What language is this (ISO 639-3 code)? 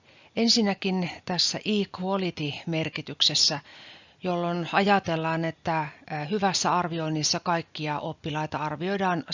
fin